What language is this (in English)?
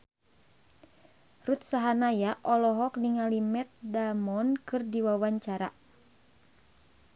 Sundanese